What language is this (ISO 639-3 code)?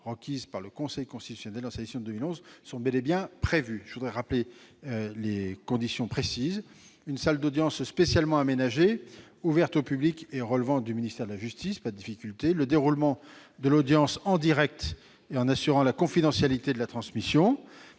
fra